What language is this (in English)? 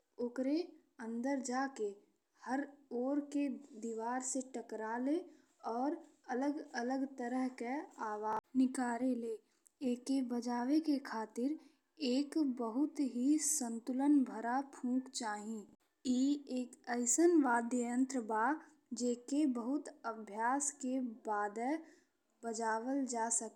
Bhojpuri